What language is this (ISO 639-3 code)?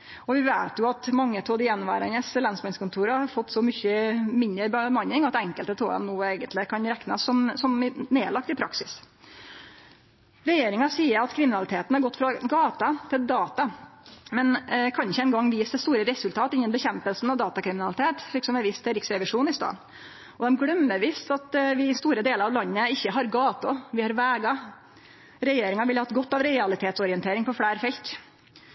nno